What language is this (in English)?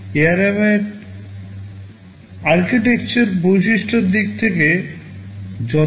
Bangla